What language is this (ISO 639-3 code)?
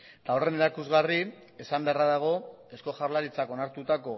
eus